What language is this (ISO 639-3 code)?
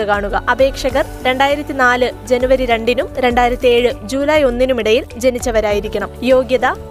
mal